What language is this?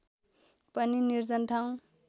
Nepali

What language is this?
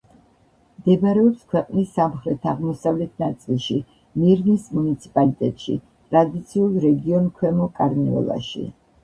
Georgian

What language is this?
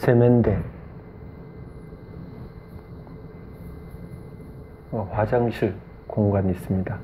Korean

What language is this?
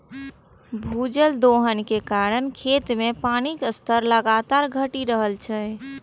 Maithili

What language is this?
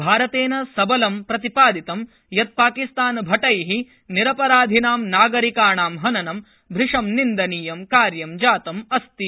Sanskrit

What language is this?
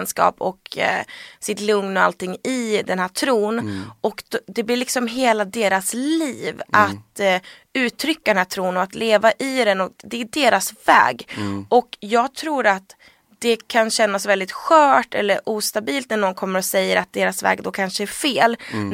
Swedish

